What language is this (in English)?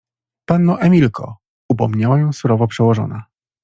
Polish